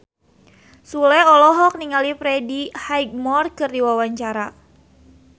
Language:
Sundanese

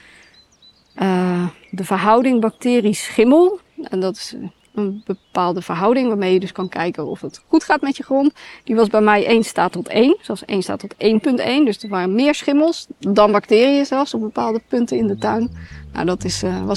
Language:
Dutch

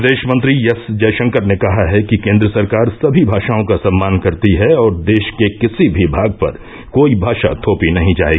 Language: Hindi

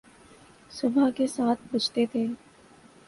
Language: Urdu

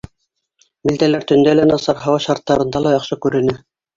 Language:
Bashkir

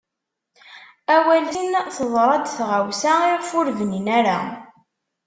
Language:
Kabyle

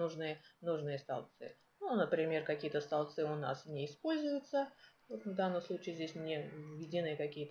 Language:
Russian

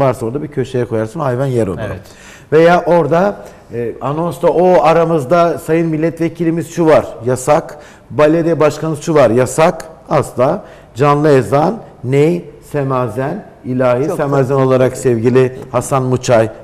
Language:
Turkish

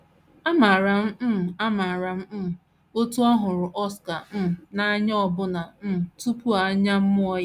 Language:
Igbo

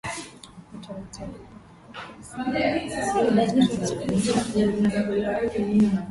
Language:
Swahili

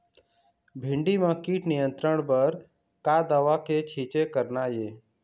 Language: Chhattisgarhi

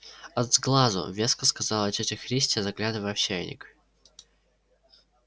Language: Russian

